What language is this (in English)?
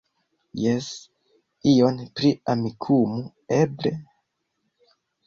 Esperanto